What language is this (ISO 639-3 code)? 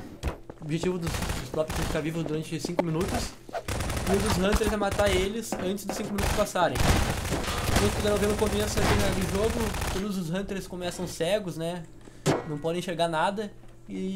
por